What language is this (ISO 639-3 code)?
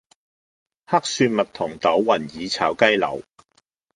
yue